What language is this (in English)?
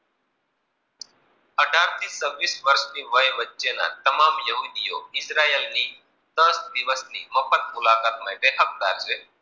Gujarati